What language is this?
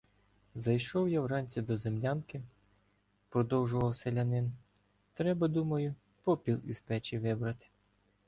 Ukrainian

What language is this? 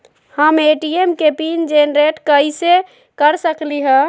Magahi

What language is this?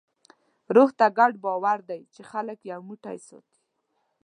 Pashto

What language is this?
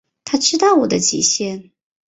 Chinese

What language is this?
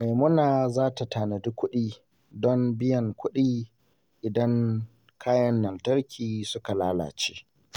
Hausa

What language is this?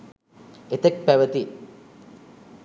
Sinhala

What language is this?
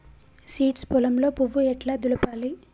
Telugu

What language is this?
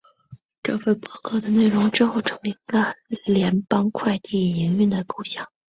Chinese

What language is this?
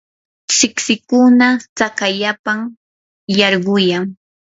Yanahuanca Pasco Quechua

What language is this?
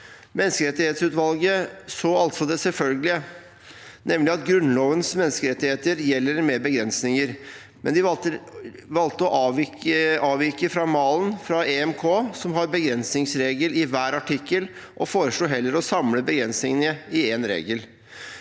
Norwegian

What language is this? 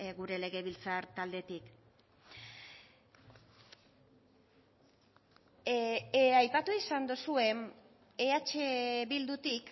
Basque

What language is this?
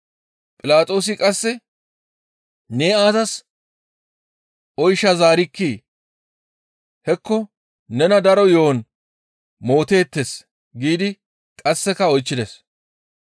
Gamo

